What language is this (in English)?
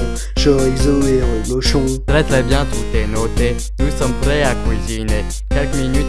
French